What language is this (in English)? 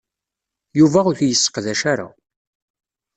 Kabyle